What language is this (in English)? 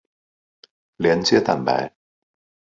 Chinese